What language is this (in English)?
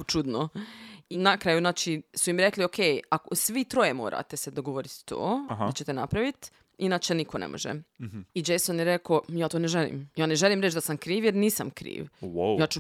Croatian